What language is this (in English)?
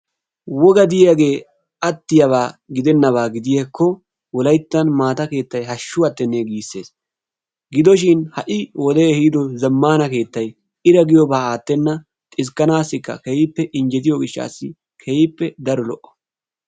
Wolaytta